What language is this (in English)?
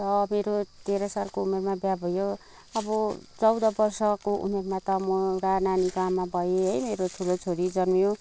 Nepali